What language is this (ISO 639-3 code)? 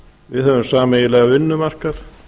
isl